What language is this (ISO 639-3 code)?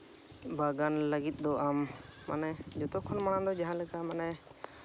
sat